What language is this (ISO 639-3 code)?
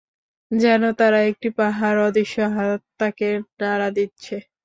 ben